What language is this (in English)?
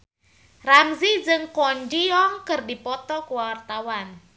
Sundanese